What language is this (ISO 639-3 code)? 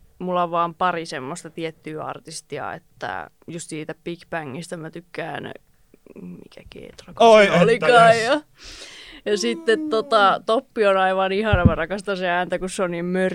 fin